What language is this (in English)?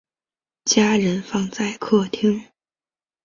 Chinese